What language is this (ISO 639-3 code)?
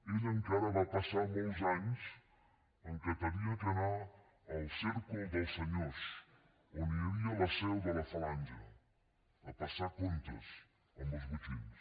cat